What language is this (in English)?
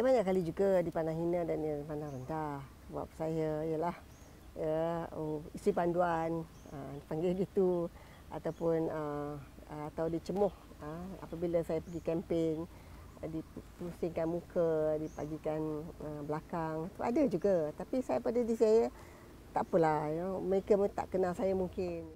Malay